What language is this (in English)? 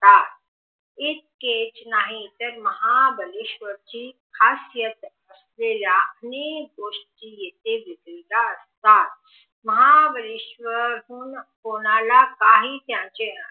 Marathi